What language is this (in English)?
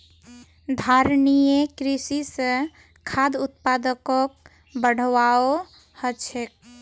Magahi